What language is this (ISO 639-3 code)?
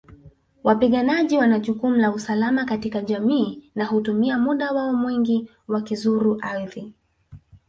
swa